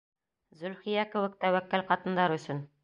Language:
Bashkir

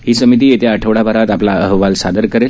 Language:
Marathi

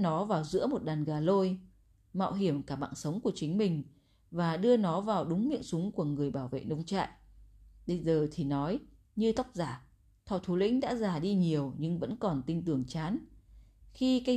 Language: Vietnamese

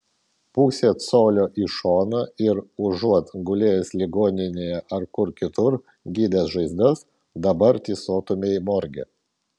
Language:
Lithuanian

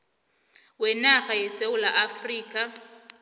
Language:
South Ndebele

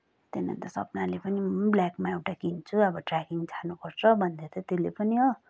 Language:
Nepali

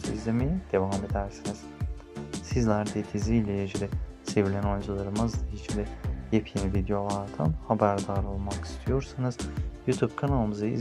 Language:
Turkish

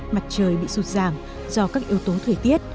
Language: Vietnamese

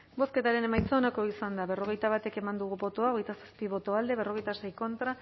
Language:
Basque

